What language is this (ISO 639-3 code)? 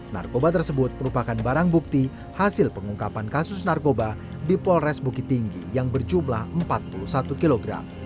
ind